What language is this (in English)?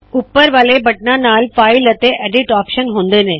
Punjabi